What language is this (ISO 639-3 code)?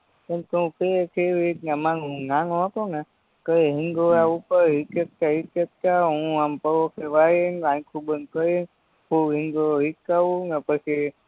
guj